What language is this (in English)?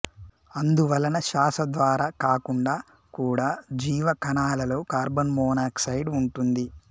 Telugu